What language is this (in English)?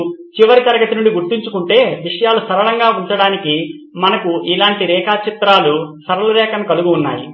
Telugu